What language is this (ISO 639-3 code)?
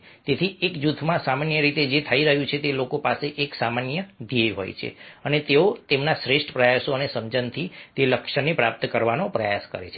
guj